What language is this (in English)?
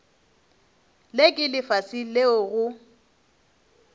Northern Sotho